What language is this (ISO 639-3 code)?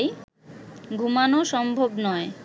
ben